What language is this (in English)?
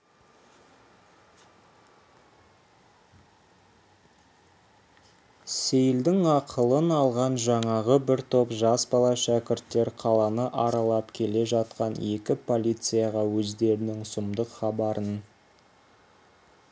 Kazakh